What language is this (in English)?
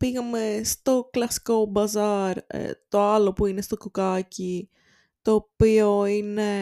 Greek